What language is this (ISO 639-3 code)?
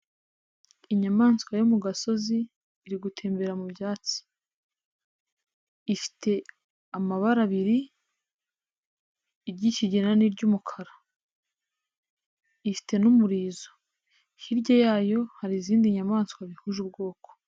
kin